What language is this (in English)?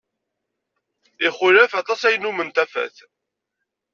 Kabyle